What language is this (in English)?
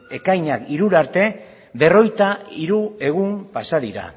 Basque